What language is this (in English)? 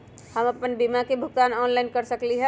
Magahi